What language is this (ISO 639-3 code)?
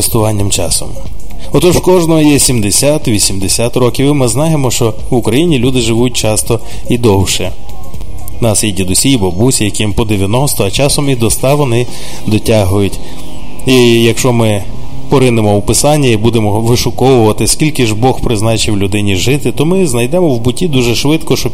ukr